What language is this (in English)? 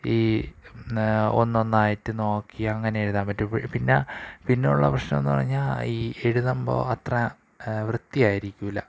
Malayalam